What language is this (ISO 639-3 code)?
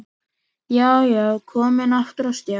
isl